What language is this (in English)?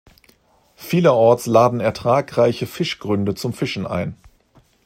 German